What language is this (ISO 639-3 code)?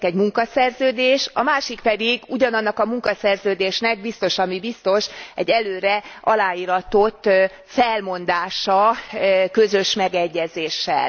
hun